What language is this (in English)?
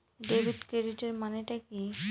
Bangla